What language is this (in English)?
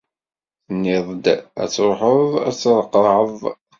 Kabyle